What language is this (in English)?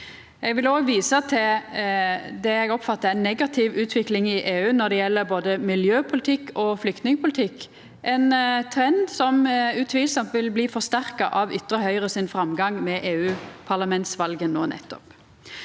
Norwegian